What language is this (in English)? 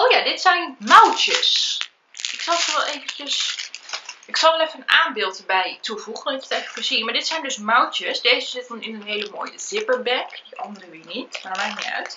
Dutch